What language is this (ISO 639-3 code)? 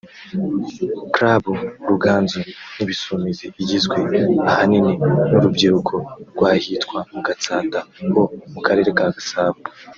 kin